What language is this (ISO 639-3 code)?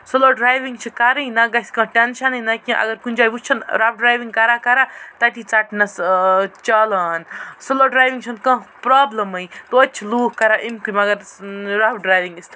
kas